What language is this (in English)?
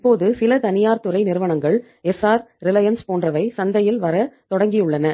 Tamil